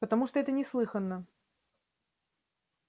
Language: Russian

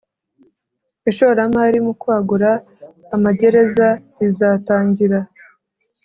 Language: Kinyarwanda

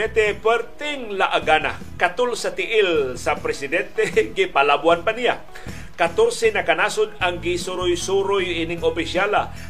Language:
Filipino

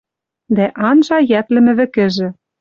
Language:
Western Mari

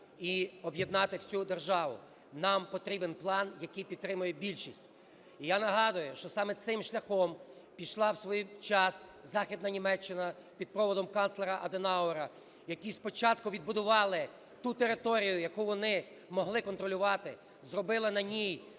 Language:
Ukrainian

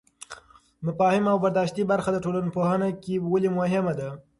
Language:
Pashto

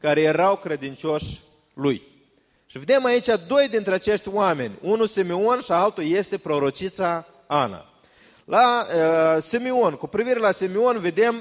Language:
Romanian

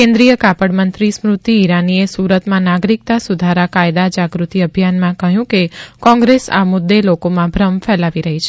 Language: Gujarati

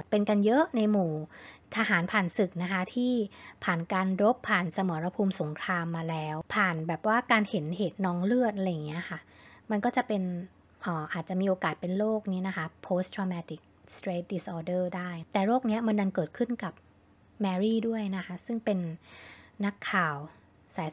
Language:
Thai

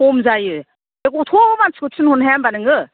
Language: Bodo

